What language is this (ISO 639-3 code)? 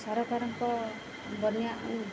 ori